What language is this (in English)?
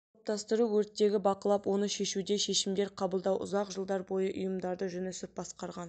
Kazakh